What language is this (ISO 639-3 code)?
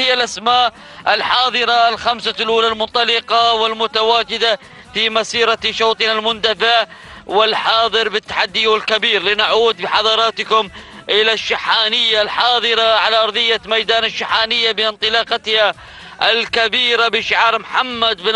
ara